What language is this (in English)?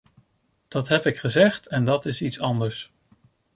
Dutch